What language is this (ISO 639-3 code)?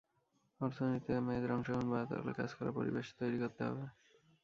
ben